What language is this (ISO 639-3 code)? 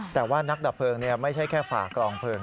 tha